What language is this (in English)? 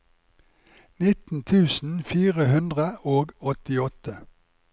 Norwegian